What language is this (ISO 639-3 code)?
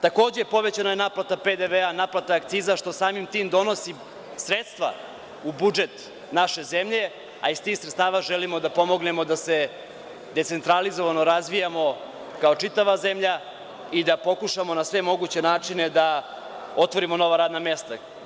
srp